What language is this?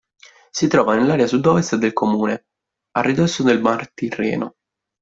Italian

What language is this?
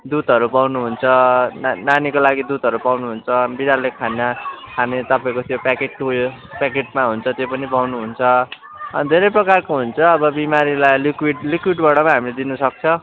Nepali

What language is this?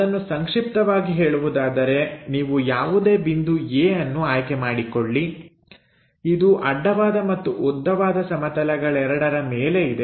Kannada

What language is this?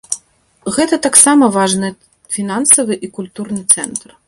Belarusian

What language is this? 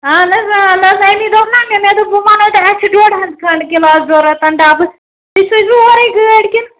Kashmiri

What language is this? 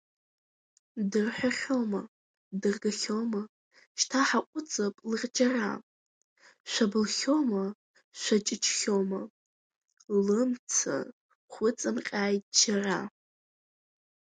Abkhazian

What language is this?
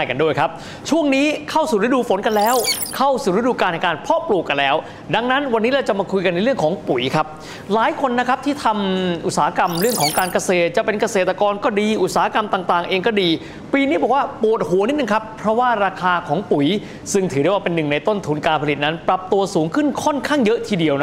Thai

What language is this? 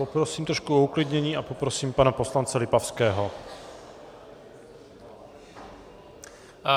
Czech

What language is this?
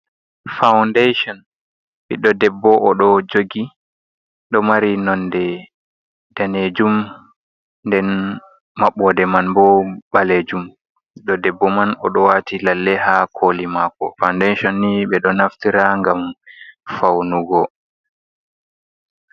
Fula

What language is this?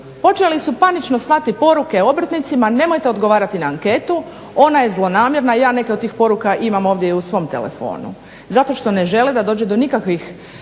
Croatian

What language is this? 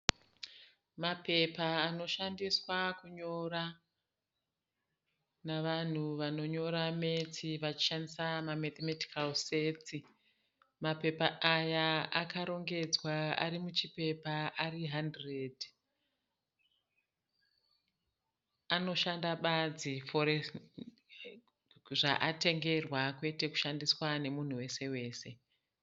Shona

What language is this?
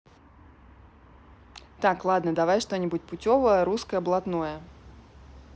Russian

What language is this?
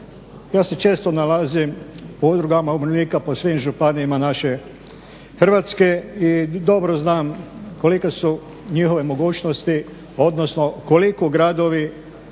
Croatian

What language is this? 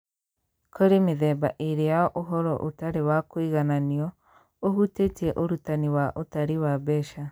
Kikuyu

